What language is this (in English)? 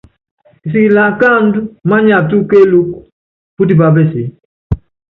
Yangben